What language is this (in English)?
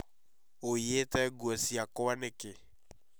Kikuyu